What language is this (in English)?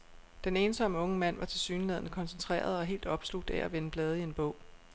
Danish